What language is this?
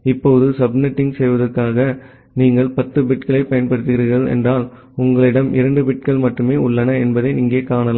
Tamil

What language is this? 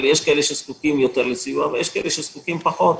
Hebrew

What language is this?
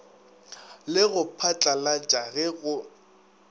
Northern Sotho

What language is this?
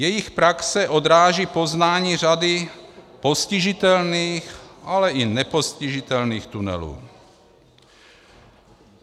Czech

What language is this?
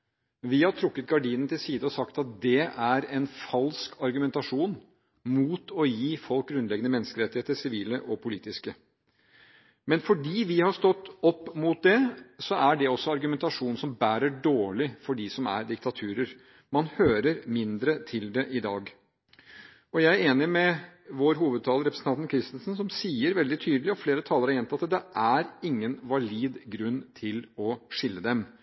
Norwegian Bokmål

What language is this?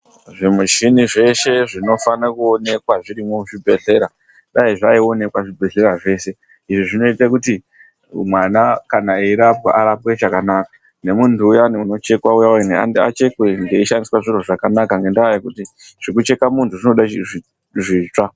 Ndau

